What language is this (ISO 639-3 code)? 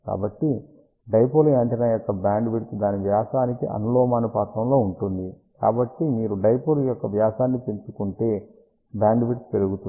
tel